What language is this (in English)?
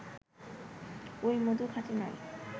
Bangla